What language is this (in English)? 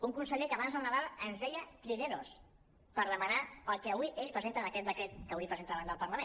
Catalan